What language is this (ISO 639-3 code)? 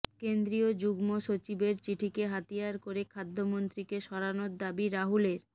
ben